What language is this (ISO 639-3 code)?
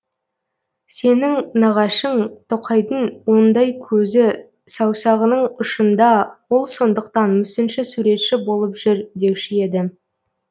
kaz